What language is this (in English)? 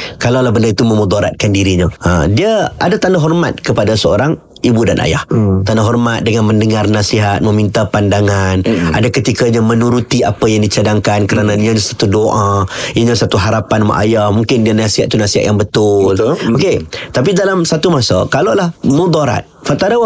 Malay